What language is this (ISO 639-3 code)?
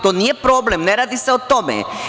srp